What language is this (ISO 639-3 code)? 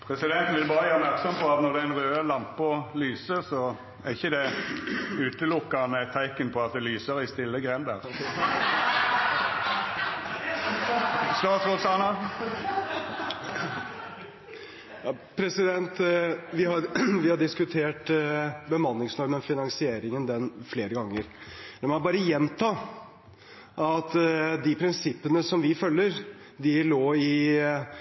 nor